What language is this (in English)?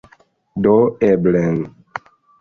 Esperanto